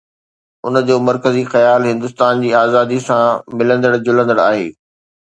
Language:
Sindhi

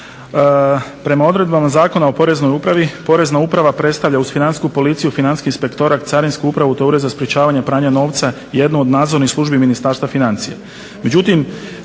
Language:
Croatian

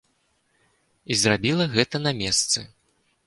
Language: Belarusian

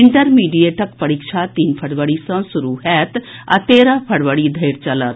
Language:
Maithili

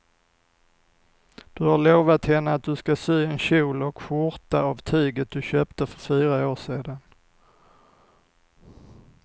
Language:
Swedish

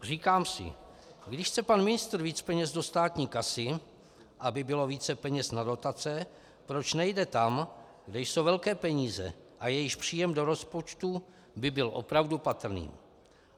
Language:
Czech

